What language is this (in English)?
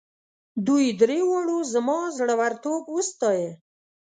Pashto